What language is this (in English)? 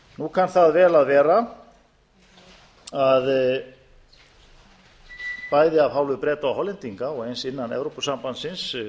Icelandic